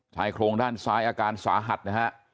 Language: Thai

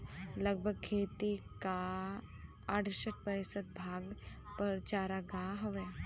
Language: Bhojpuri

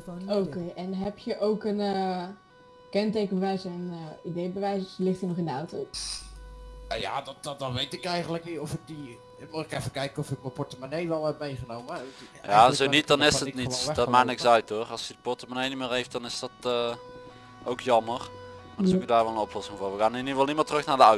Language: Dutch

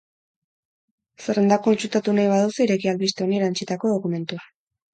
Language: Basque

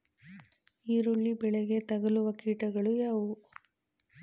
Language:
Kannada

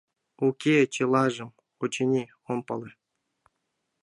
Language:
Mari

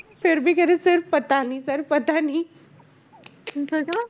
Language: Punjabi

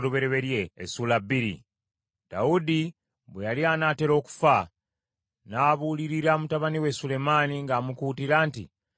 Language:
Ganda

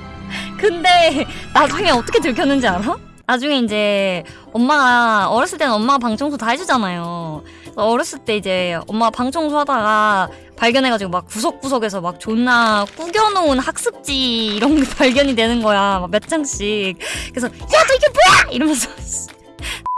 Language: Korean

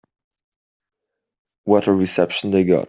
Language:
English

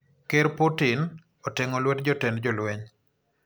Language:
Luo (Kenya and Tanzania)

